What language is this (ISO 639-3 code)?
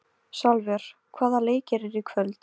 isl